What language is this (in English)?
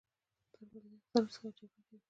Pashto